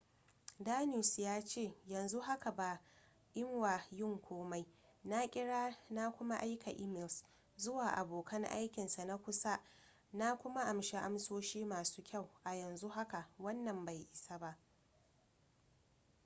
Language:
Hausa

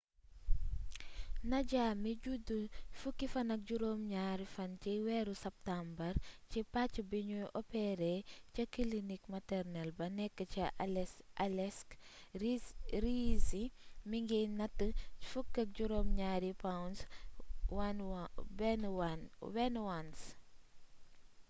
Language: Wolof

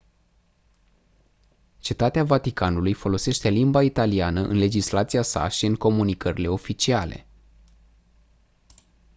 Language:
Romanian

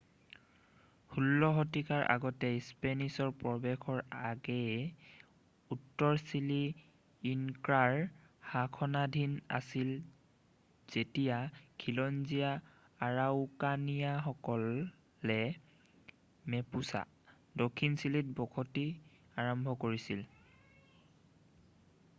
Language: Assamese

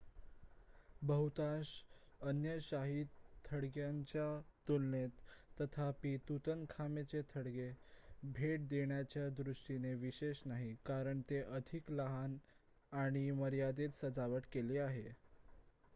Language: Marathi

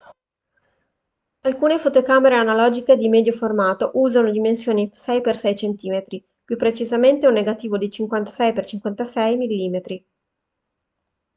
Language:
Italian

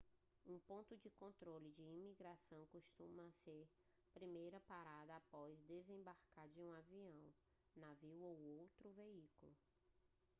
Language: Portuguese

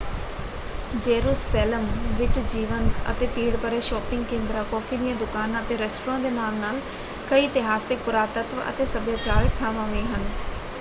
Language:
Punjabi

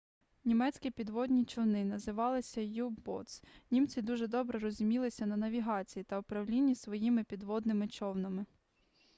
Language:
Ukrainian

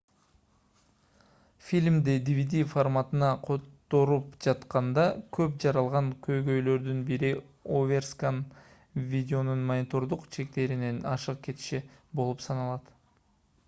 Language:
Kyrgyz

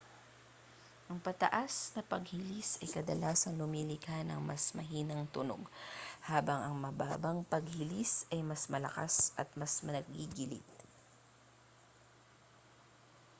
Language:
Filipino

